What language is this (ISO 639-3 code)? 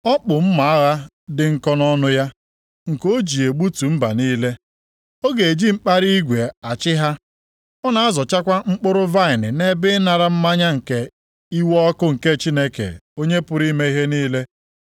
ibo